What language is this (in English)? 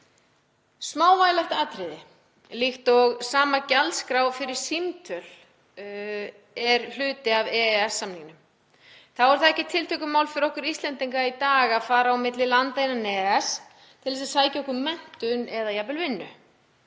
Icelandic